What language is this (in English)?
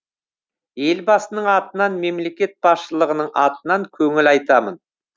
Kazakh